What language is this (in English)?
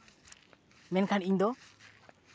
Santali